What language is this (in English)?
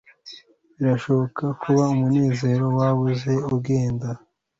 Kinyarwanda